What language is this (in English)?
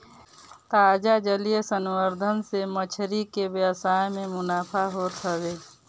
Bhojpuri